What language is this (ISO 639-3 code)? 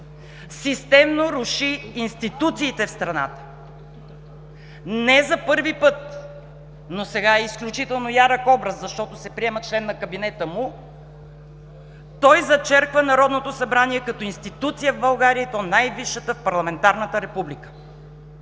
bul